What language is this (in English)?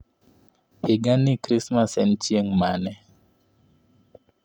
Luo (Kenya and Tanzania)